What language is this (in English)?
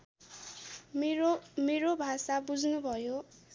Nepali